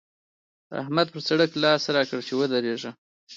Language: Pashto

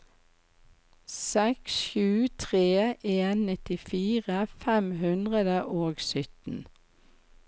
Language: Norwegian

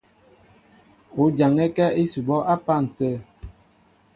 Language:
Mbo (Cameroon)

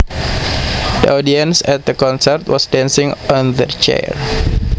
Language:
Javanese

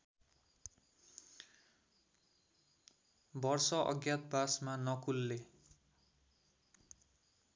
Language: Nepali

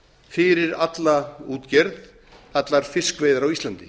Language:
Icelandic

